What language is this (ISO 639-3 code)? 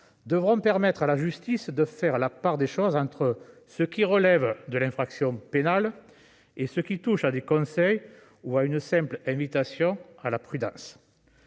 fra